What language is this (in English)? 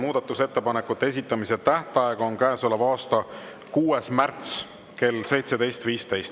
Estonian